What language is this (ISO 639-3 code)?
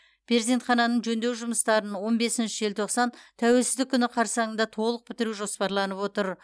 kaz